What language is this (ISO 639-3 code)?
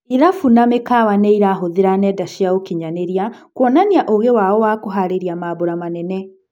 kik